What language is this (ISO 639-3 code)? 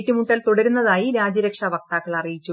mal